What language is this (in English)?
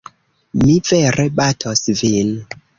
Esperanto